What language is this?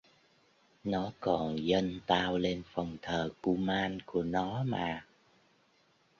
Vietnamese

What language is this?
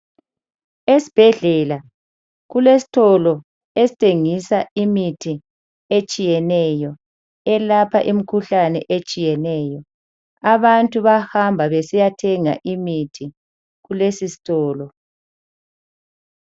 North Ndebele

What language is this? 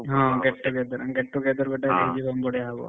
Odia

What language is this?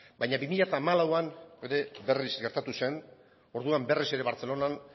Basque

